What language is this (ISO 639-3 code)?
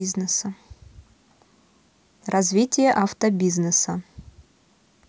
rus